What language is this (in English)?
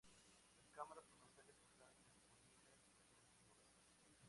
Spanish